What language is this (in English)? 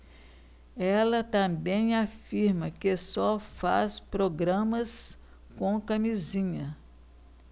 Portuguese